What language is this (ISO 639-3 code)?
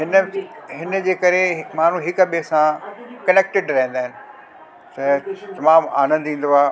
snd